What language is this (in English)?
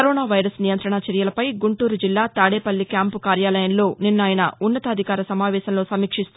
Telugu